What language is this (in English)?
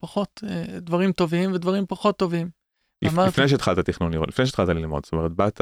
Hebrew